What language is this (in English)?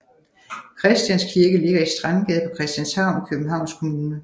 Danish